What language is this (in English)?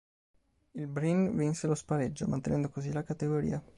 Italian